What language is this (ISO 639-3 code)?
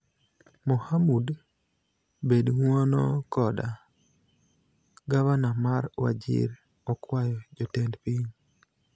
luo